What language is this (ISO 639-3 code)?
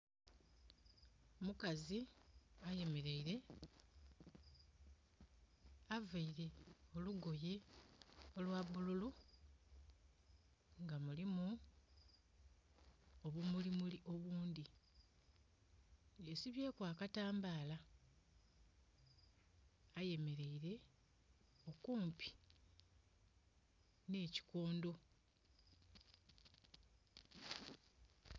xog